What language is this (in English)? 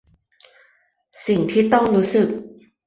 Thai